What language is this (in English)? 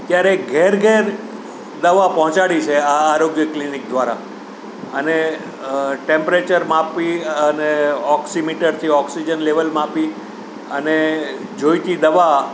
Gujarati